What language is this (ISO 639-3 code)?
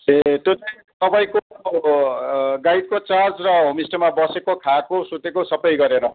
nep